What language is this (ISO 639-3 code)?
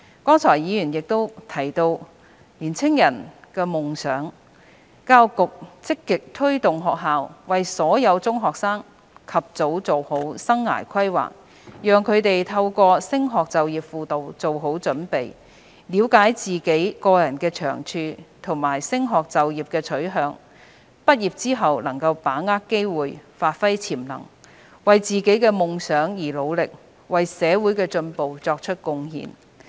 yue